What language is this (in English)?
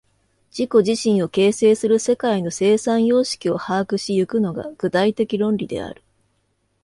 Japanese